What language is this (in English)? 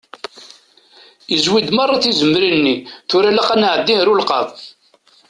Kabyle